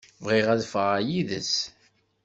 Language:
Kabyle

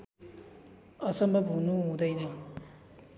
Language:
Nepali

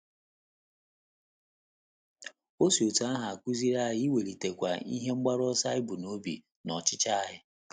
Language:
Igbo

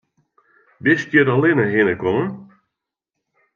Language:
Western Frisian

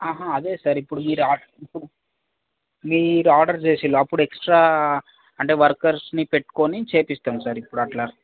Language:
Telugu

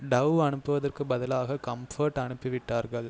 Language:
Tamil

